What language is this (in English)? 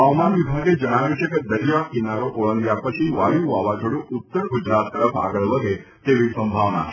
Gujarati